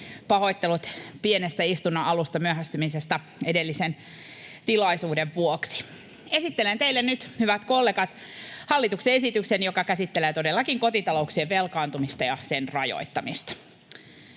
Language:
Finnish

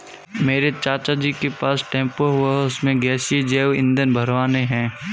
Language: Hindi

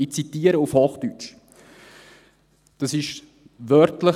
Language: Swiss German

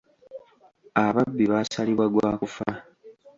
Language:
Ganda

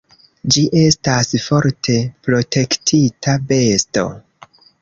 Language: Esperanto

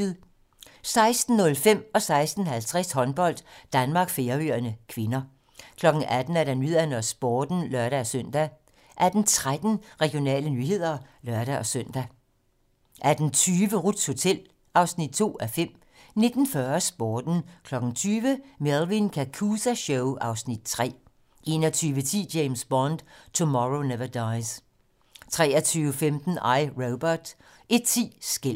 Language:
Danish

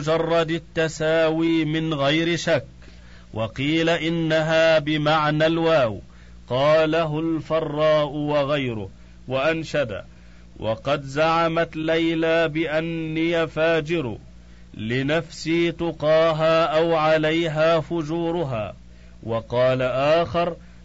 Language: Arabic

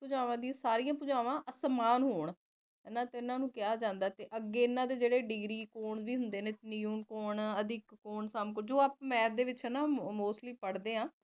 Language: Punjabi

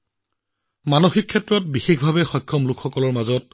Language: Assamese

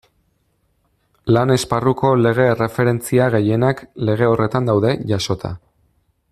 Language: Basque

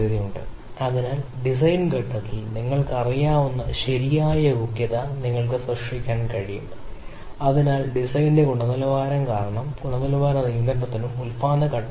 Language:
Malayalam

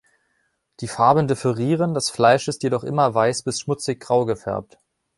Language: German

